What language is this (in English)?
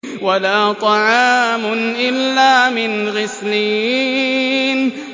Arabic